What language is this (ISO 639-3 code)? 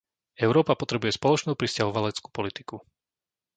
slk